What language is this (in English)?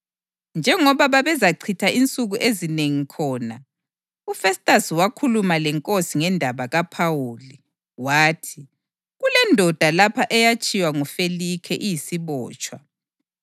North Ndebele